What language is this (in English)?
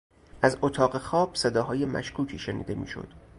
Persian